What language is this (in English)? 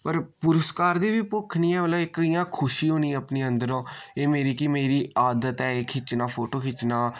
Dogri